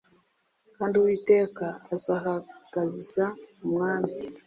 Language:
Kinyarwanda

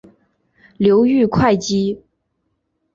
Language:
Chinese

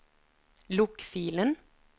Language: Norwegian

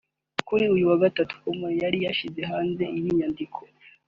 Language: Kinyarwanda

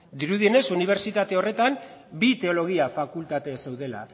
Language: Basque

